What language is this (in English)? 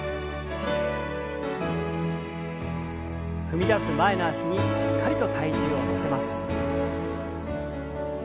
Japanese